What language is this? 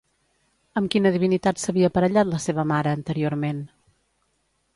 Catalan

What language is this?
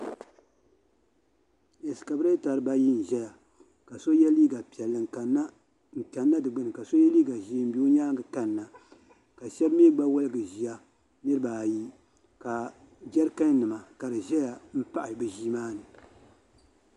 Dagbani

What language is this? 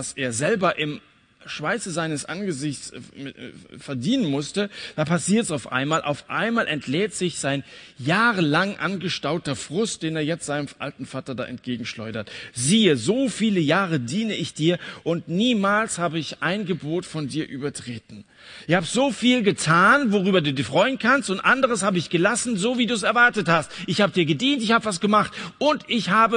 German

